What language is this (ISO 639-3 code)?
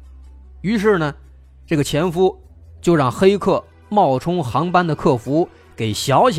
zho